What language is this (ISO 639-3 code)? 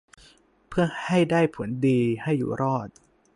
tha